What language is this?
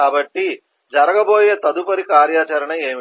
Telugu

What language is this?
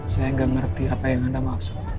Indonesian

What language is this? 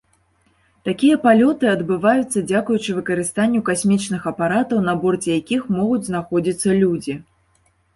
Belarusian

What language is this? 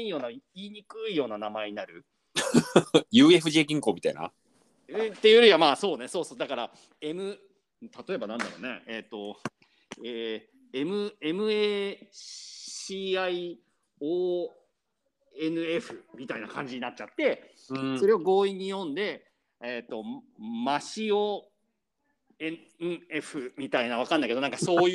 Japanese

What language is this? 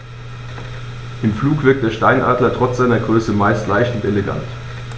German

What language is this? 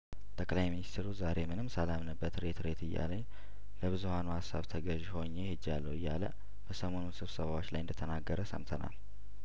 Amharic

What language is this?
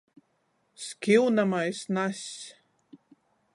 Latgalian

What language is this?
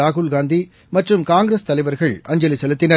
Tamil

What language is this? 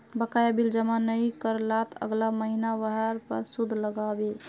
Magahi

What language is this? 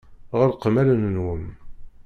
Kabyle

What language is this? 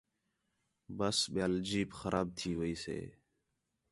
Khetrani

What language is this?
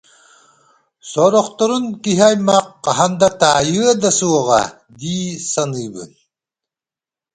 Yakut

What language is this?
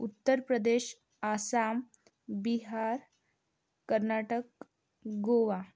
Marathi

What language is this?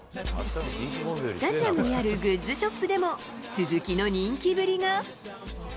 Japanese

